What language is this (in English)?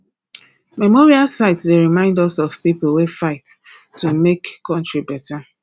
Nigerian Pidgin